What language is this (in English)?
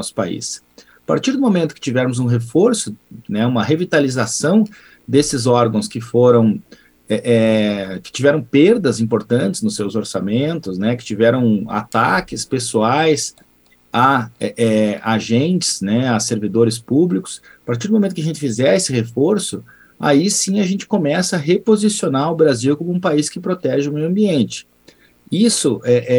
Portuguese